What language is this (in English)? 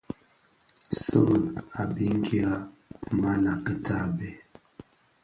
Bafia